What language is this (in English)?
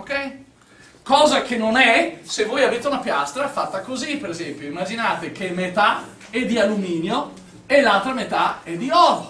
Italian